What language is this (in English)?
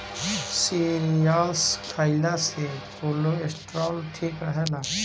Bhojpuri